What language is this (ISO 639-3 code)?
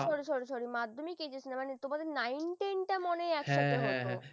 ben